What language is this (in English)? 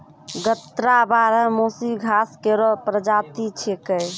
Maithili